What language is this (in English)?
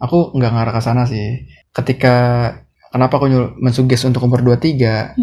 Indonesian